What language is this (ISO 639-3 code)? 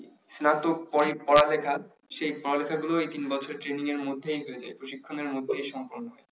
ben